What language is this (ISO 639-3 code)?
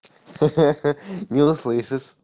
rus